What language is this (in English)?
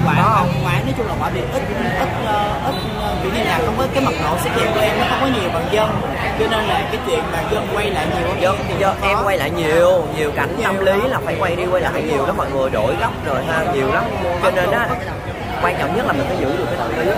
Vietnamese